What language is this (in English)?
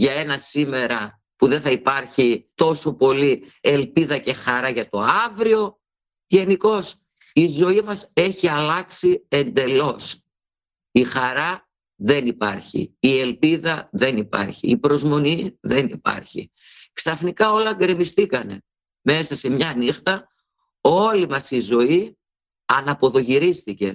Greek